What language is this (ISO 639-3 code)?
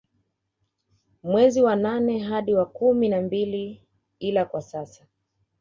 swa